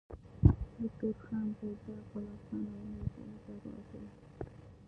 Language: Pashto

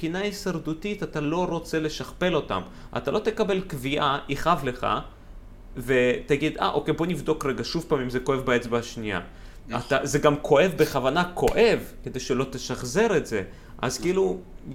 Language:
Hebrew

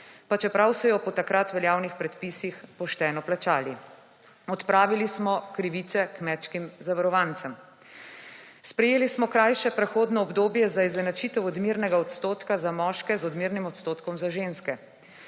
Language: Slovenian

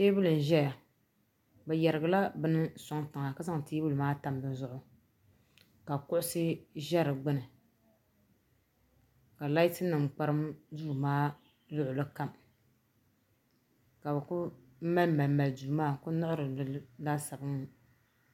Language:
Dagbani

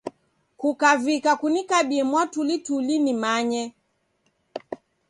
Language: Taita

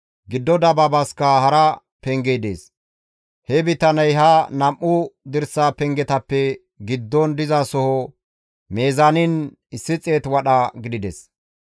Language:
Gamo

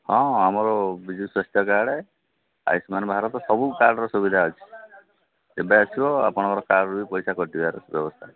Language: Odia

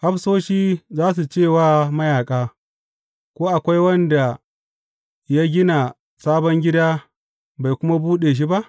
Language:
Hausa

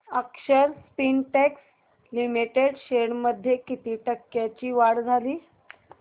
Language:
Marathi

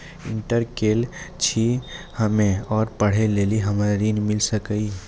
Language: Maithili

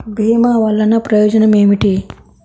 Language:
Telugu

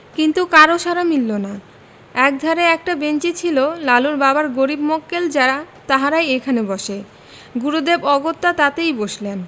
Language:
Bangla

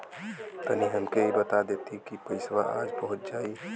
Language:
Bhojpuri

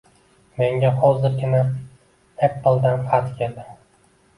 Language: Uzbek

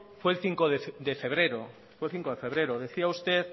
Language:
Spanish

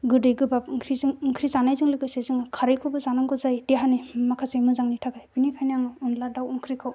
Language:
Bodo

